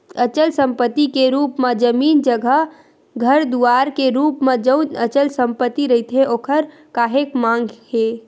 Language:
Chhattisgarhi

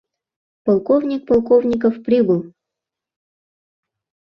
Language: Mari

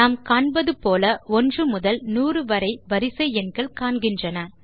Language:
Tamil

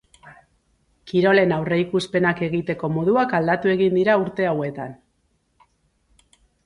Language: Basque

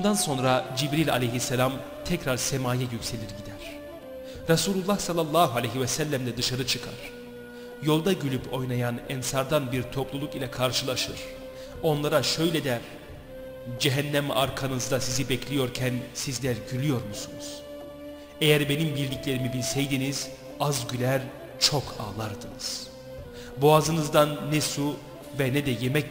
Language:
Turkish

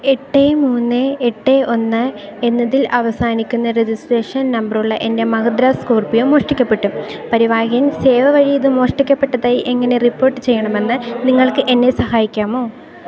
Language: Malayalam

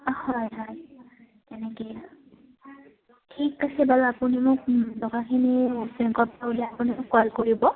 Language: Assamese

